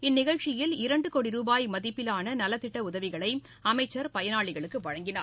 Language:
Tamil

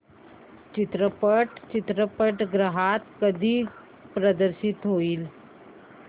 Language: Marathi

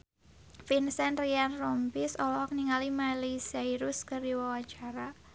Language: Sundanese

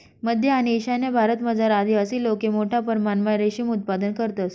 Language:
Marathi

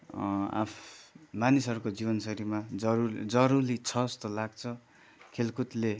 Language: Nepali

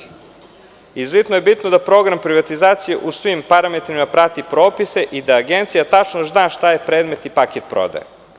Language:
Serbian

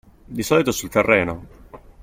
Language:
Italian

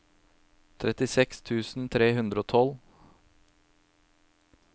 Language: Norwegian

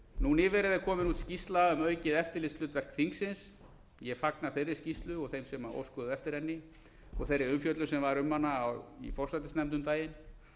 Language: Icelandic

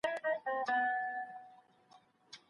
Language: Pashto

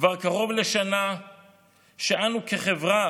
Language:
Hebrew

